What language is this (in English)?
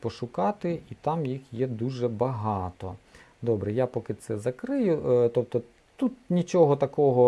Ukrainian